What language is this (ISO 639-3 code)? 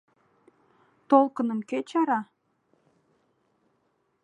chm